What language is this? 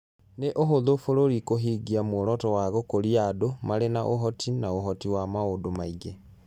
Kikuyu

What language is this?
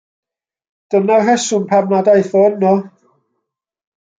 Welsh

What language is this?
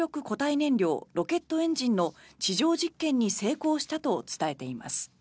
Japanese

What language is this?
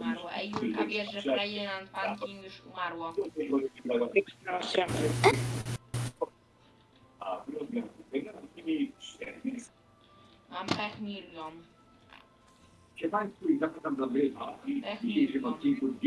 Polish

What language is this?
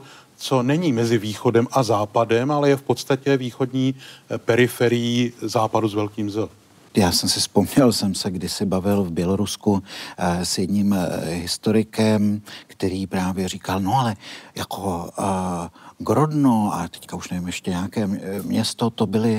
Czech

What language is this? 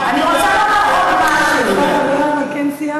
Hebrew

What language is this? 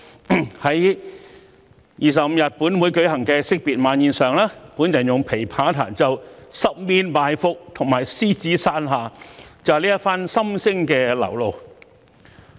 Cantonese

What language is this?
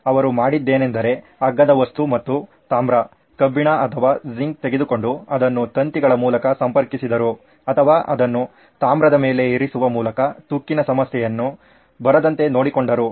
Kannada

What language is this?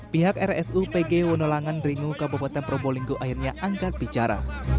Indonesian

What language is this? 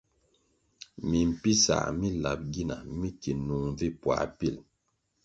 Kwasio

